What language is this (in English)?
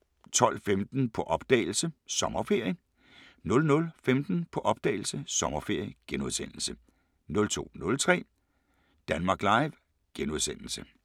Danish